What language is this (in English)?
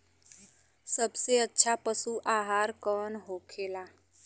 Bhojpuri